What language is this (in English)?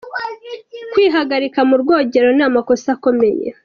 Kinyarwanda